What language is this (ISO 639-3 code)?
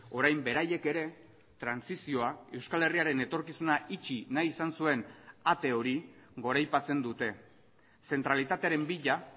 eus